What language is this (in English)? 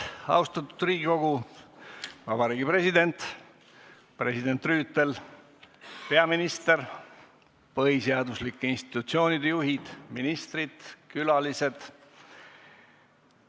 Estonian